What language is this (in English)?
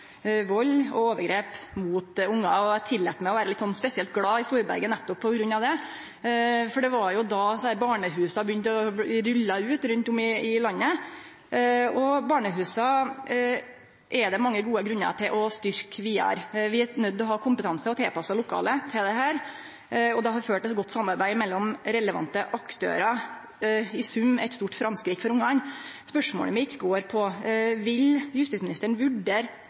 Norwegian Nynorsk